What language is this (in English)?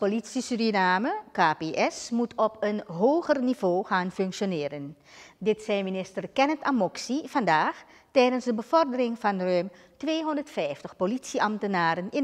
Dutch